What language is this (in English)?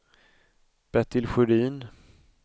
Swedish